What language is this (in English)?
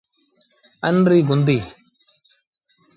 Sindhi Bhil